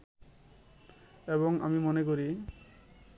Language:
Bangla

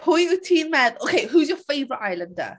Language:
Welsh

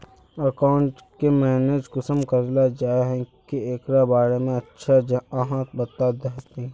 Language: Magahi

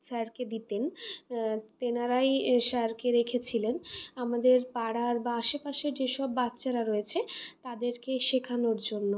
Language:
Bangla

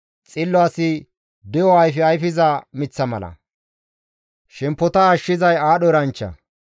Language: Gamo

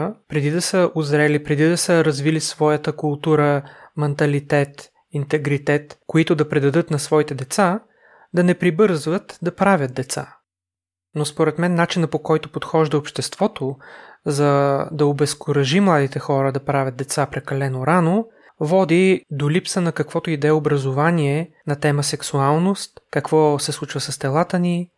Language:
Bulgarian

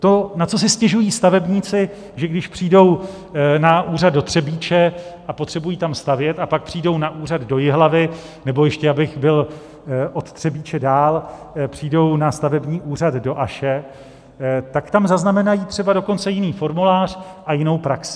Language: Czech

